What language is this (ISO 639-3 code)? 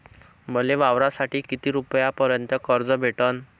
mar